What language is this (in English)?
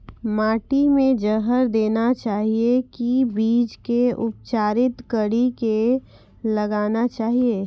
Maithili